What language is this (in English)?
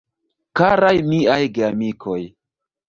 Esperanto